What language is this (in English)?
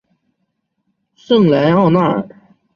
Chinese